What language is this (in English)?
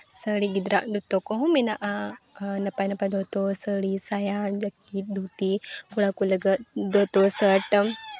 Santali